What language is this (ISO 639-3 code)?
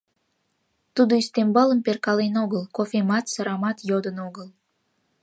chm